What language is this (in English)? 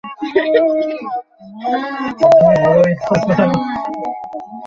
Bangla